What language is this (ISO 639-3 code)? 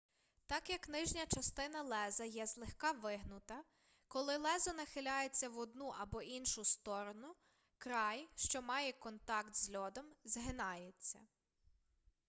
ukr